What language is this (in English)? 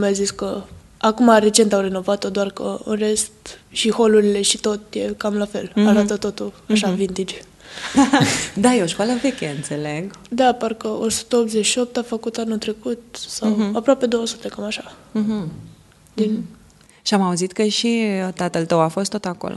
Romanian